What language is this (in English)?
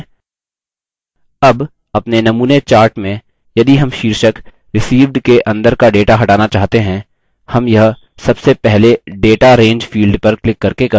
Hindi